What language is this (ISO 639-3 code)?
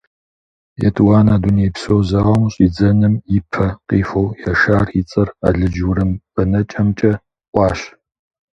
kbd